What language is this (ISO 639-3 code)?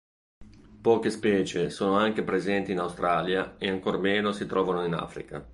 ita